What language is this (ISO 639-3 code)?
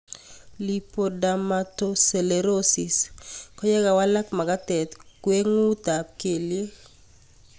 kln